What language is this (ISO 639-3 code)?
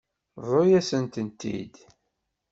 kab